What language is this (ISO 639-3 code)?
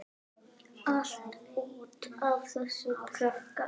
isl